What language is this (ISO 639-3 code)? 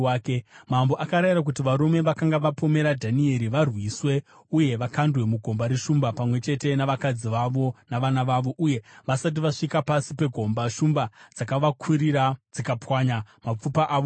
sna